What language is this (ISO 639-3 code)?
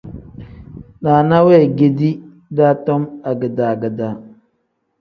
kdh